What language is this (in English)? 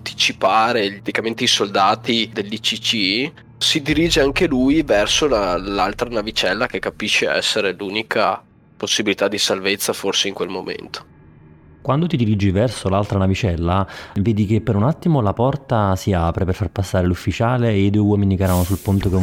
Italian